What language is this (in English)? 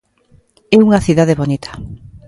Galician